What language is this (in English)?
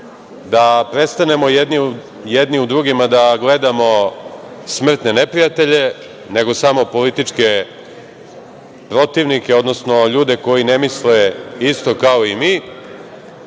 Serbian